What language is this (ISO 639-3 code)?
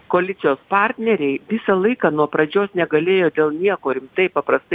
lit